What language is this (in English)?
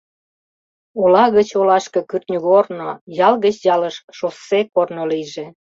Mari